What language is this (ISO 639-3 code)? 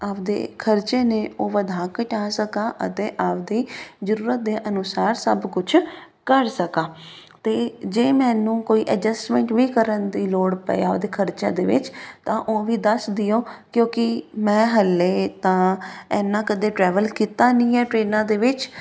pan